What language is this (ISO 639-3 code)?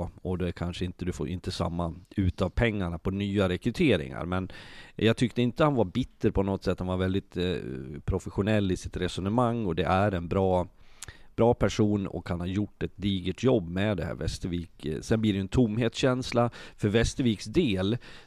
swe